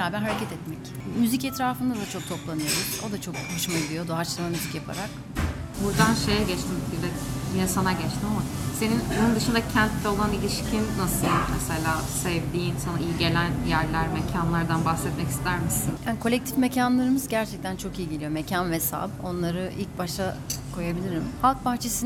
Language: Turkish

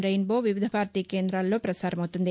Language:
Telugu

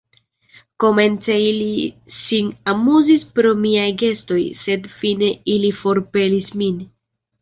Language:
Esperanto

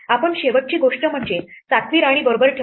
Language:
Marathi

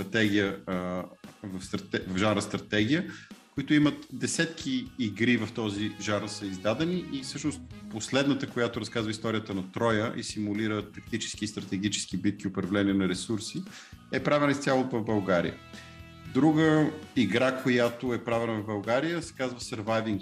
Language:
Bulgarian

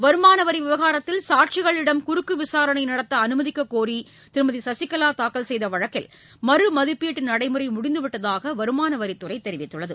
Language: Tamil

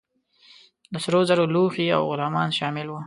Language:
Pashto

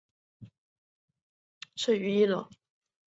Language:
Chinese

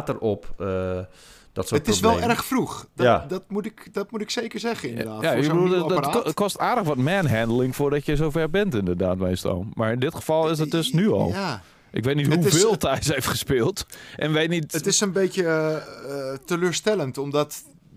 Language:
Dutch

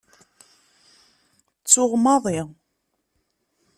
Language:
Kabyle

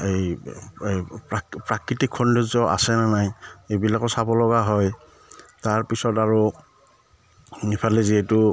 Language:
Assamese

